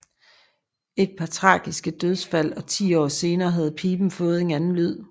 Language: Danish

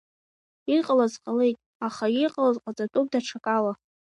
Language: Abkhazian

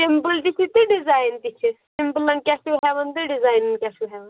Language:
Kashmiri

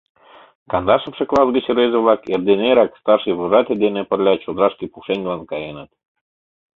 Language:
Mari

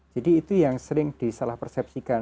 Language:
Indonesian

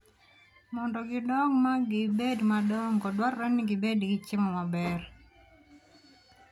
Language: Luo (Kenya and Tanzania)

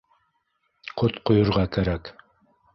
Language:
Bashkir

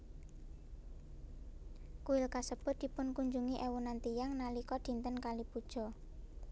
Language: Javanese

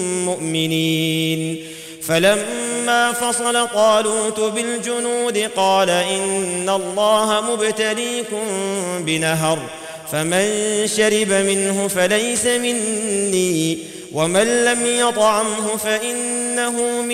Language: Arabic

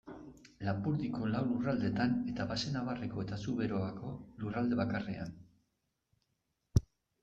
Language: Basque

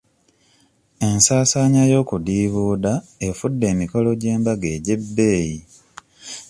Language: Ganda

